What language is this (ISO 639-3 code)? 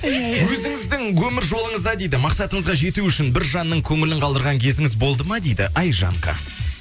kaz